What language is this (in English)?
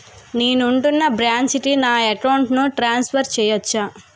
Telugu